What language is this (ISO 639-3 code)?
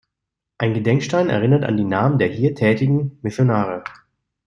deu